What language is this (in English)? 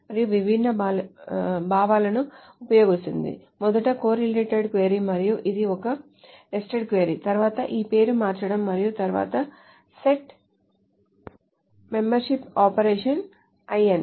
Telugu